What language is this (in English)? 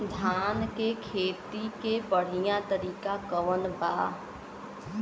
Bhojpuri